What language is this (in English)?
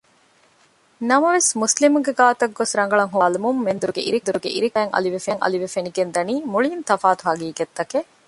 Divehi